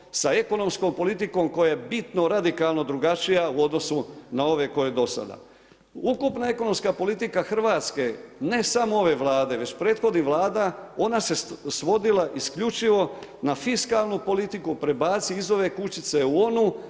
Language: Croatian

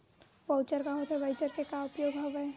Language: Chhattisgarhi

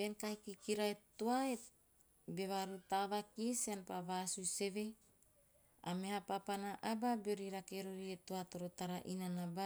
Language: Teop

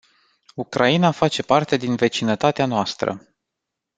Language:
Romanian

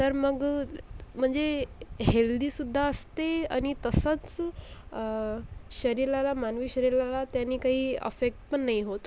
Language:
Marathi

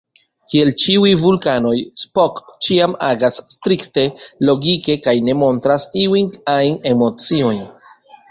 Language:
Esperanto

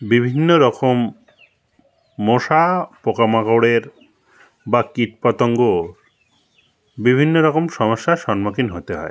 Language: Bangla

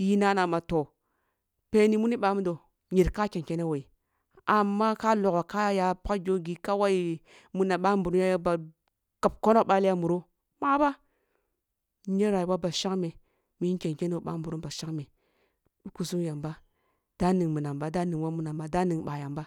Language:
Kulung (Nigeria)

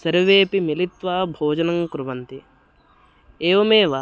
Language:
Sanskrit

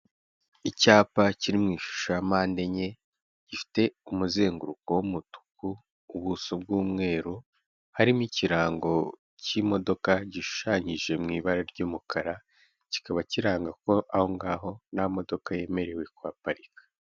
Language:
Kinyarwanda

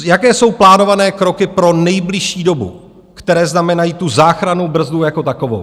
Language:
Czech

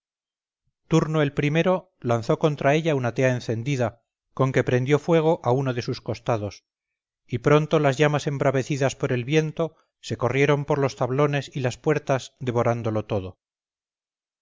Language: Spanish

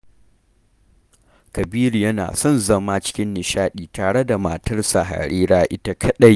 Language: Hausa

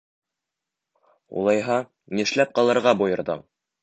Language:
Bashkir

